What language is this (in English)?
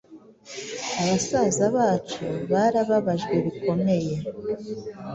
Kinyarwanda